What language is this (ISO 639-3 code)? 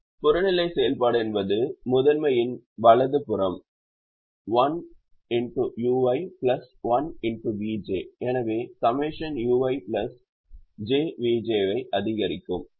tam